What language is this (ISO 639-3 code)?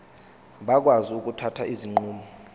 zul